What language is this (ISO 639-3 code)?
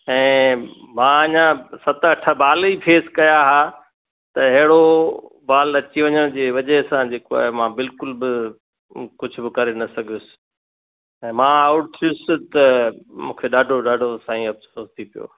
snd